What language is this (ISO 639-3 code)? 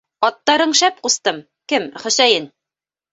bak